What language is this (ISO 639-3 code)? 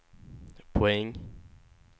swe